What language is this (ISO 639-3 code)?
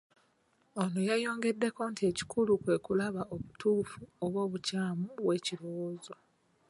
lug